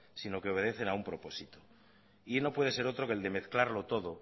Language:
Spanish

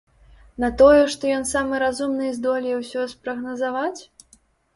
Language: Belarusian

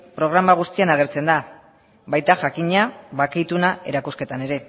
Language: Basque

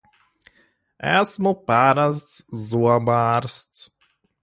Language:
Latvian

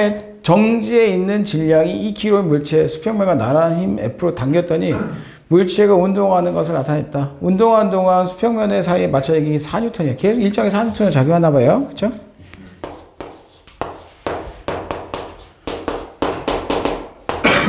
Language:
Korean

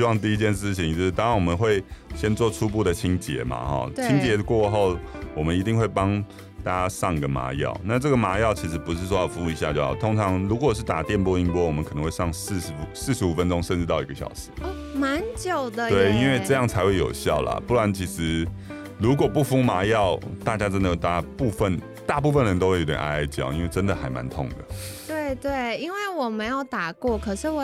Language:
Chinese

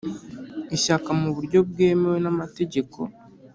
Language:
Kinyarwanda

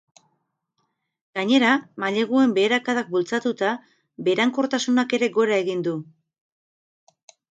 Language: Basque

